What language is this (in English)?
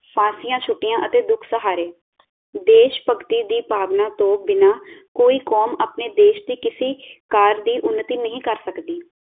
Punjabi